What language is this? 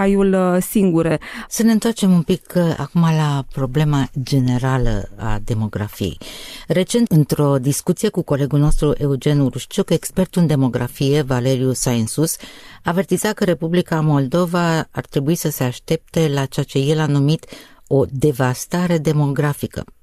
Romanian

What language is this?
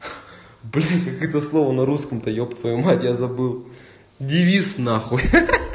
Russian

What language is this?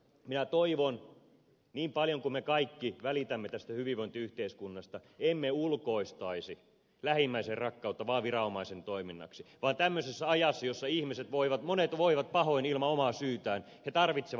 Finnish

